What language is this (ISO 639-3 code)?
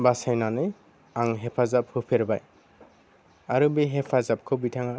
brx